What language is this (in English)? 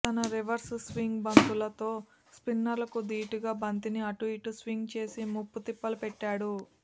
Telugu